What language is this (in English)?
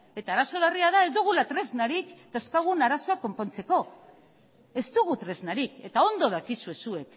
Basque